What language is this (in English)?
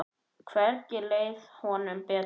Icelandic